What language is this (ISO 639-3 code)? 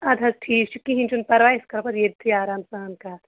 kas